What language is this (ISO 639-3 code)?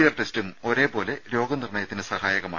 mal